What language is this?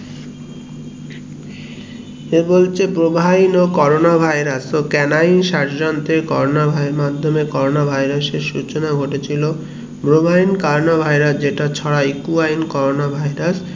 Bangla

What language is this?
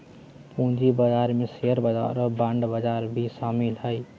Magahi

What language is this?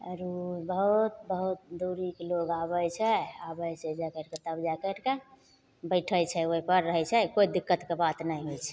Maithili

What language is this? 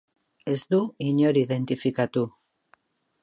Basque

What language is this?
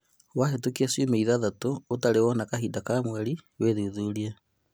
Kikuyu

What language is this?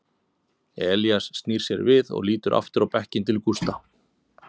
Icelandic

